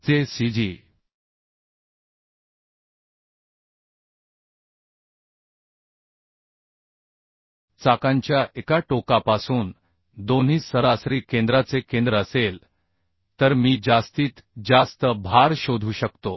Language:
Marathi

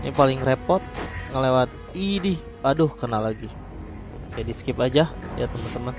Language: Indonesian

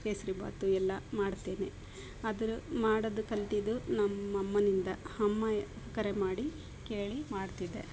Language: Kannada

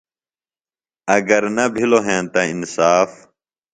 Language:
Phalura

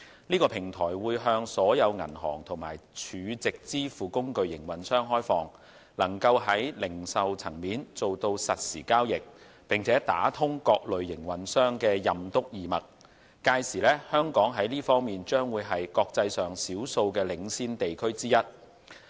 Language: Cantonese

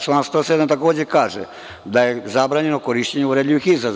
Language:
Serbian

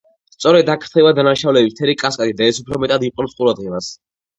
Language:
Georgian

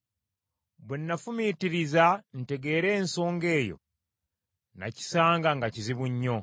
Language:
Ganda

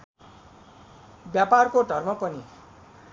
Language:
Nepali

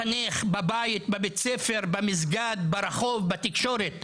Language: Hebrew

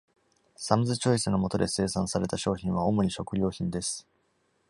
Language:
Japanese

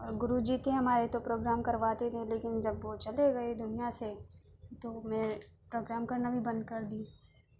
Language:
Urdu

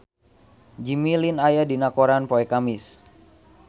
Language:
Sundanese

